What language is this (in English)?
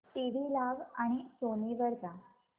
Marathi